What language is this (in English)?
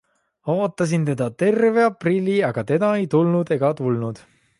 Estonian